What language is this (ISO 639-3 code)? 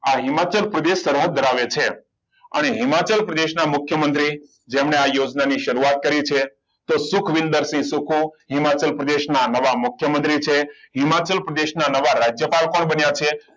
guj